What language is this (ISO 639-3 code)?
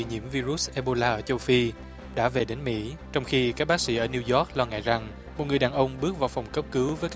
vie